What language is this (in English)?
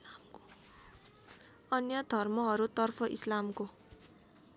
Nepali